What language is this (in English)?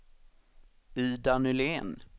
Swedish